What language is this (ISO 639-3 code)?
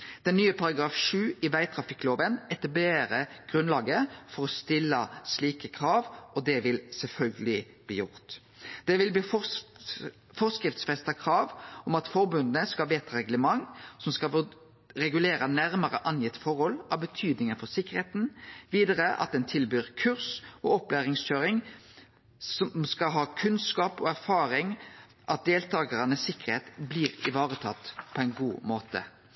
nno